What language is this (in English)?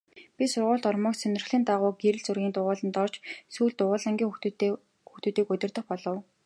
Mongolian